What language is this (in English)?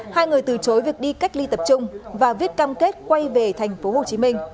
Vietnamese